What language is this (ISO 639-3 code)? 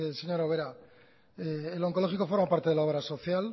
spa